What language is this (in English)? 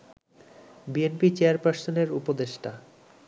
Bangla